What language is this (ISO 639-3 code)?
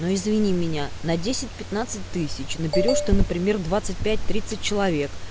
rus